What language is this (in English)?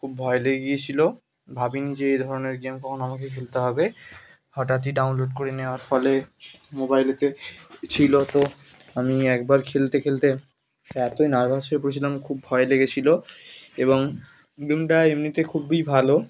Bangla